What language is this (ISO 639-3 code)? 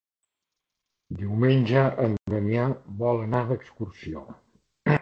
cat